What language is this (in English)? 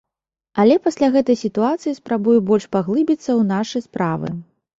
Belarusian